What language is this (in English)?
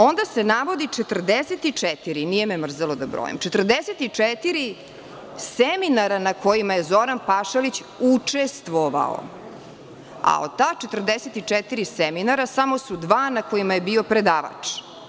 Serbian